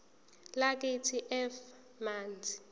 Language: Zulu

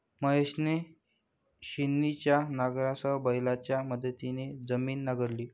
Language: Marathi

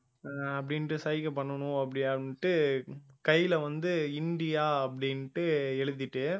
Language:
Tamil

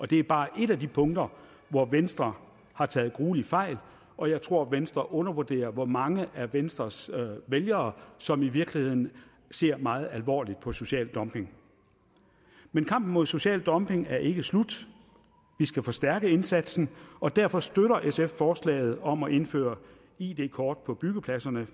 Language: Danish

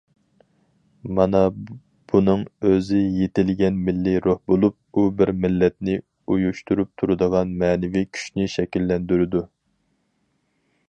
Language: Uyghur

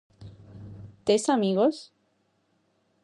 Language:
Galician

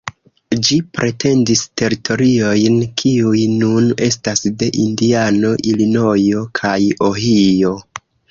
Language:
Esperanto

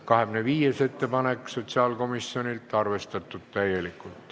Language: Estonian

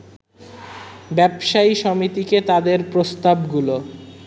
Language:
Bangla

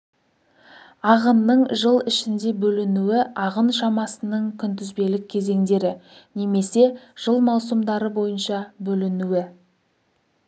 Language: Kazakh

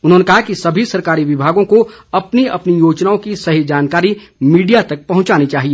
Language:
Hindi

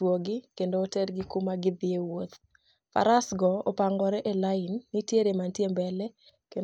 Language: Luo (Kenya and Tanzania)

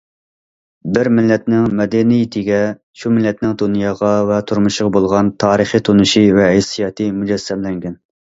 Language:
Uyghur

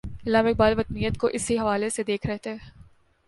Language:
Urdu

